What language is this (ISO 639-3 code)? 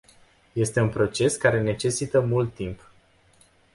ron